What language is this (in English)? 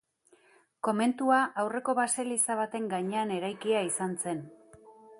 Basque